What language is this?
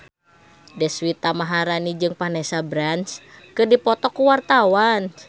Sundanese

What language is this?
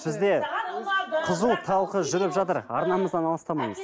Kazakh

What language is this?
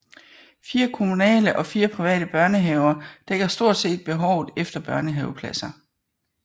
Danish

